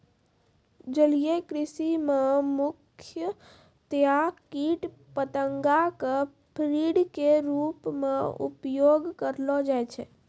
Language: Maithili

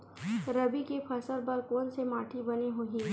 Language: Chhattisgarhi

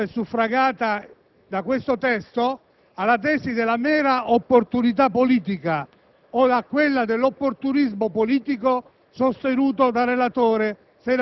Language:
Italian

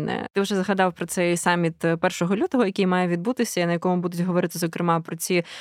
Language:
Ukrainian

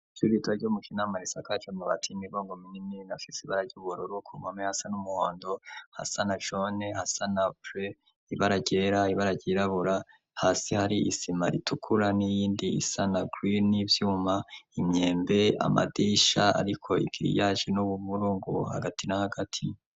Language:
Rundi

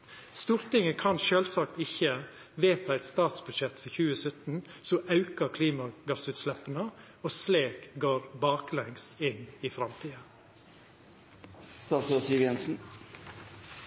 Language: Norwegian Nynorsk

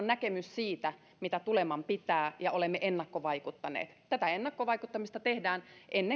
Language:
Finnish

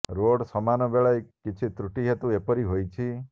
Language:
Odia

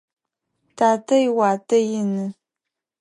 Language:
Adyghe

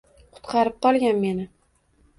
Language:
Uzbek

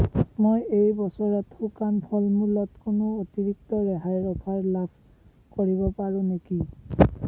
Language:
Assamese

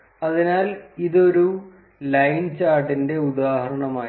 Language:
Malayalam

